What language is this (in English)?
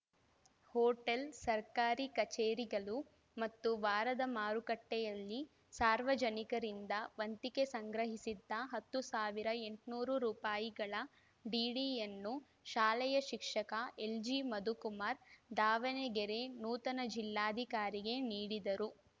Kannada